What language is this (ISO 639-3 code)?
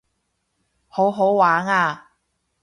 yue